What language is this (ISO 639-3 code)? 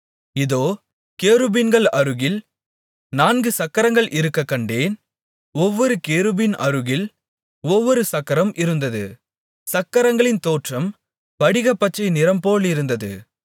tam